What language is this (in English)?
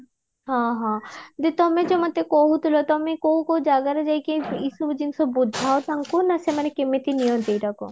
Odia